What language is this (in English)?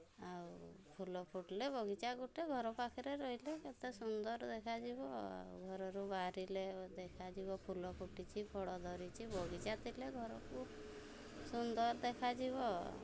Odia